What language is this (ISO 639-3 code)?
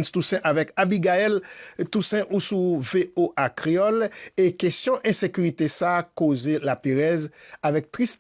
fra